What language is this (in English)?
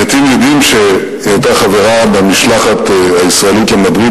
Hebrew